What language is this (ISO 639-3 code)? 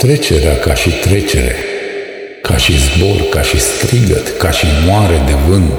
ron